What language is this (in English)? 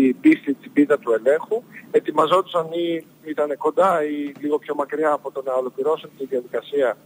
Greek